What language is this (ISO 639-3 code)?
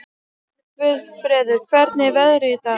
isl